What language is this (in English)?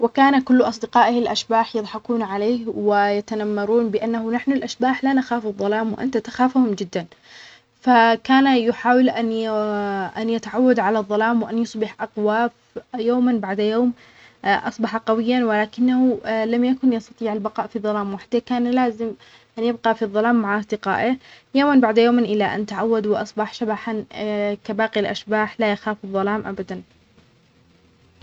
Omani Arabic